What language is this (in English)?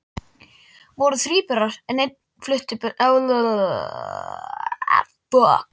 Icelandic